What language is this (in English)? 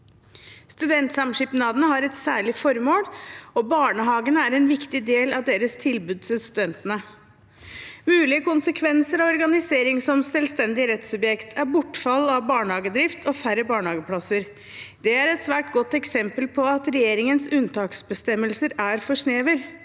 Norwegian